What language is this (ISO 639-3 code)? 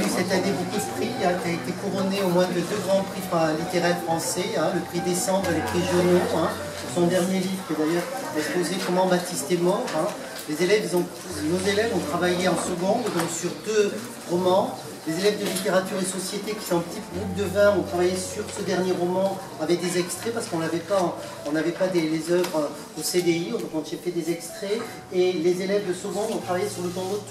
fra